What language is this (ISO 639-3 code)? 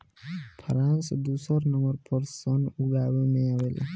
bho